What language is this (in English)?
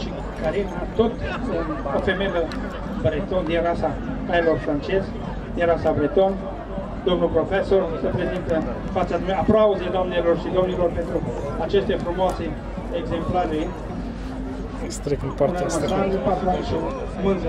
Romanian